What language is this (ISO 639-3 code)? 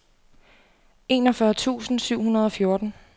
dan